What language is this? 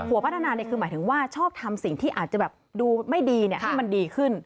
Thai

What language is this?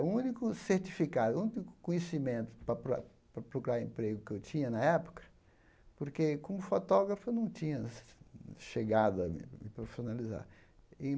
Portuguese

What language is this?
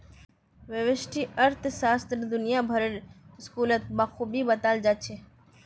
Magahi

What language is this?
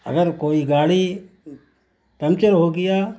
Urdu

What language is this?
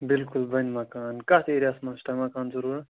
Kashmiri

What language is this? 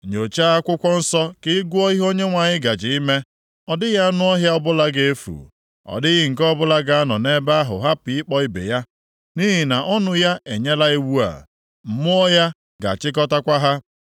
Igbo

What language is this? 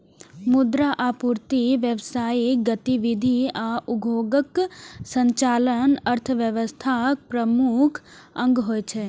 Maithili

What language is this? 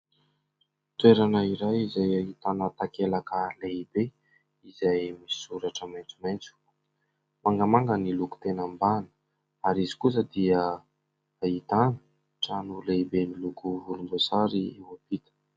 Malagasy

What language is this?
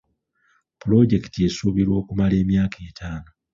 Ganda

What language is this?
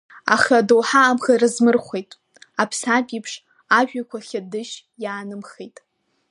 Abkhazian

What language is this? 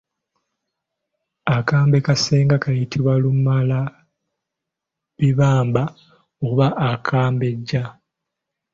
Ganda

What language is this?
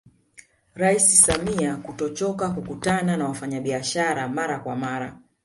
Swahili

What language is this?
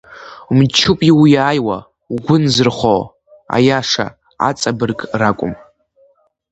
Abkhazian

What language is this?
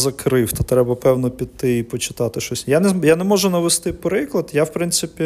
Ukrainian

